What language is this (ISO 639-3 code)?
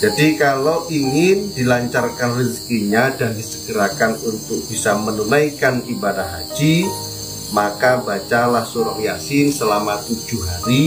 ind